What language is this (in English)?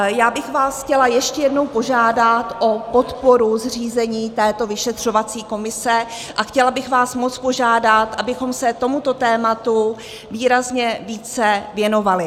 Czech